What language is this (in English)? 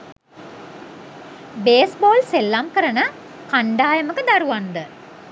Sinhala